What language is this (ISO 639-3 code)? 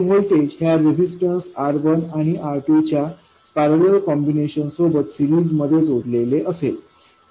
mar